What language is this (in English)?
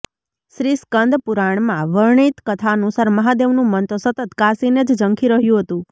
Gujarati